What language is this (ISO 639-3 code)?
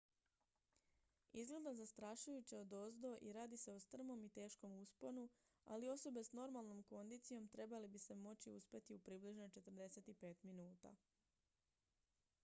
hrv